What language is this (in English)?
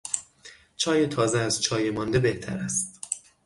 Persian